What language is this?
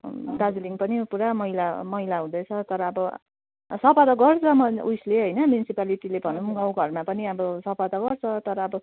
Nepali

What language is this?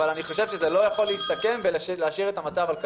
Hebrew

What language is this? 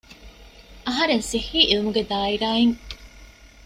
Divehi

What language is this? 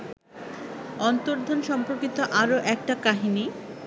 Bangla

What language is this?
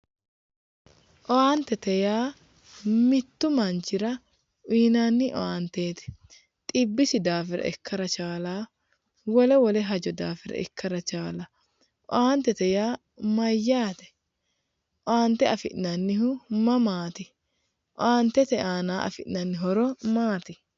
Sidamo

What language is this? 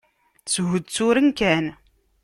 Kabyle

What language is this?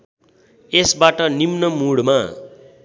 Nepali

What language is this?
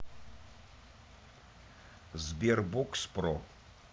Russian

